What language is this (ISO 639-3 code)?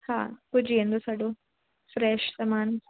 snd